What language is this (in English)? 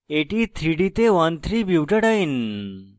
Bangla